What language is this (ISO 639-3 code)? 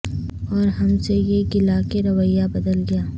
urd